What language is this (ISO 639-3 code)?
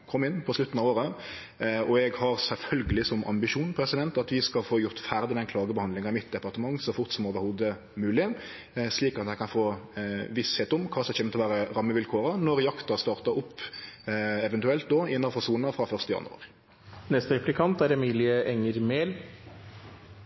nno